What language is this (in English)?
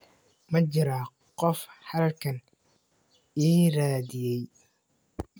Somali